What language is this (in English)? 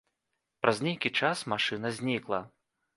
Belarusian